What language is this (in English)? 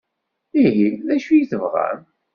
Kabyle